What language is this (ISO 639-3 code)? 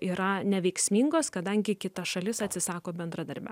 lit